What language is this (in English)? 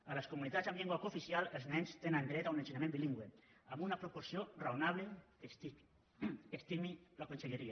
Catalan